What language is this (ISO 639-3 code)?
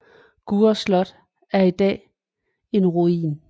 dan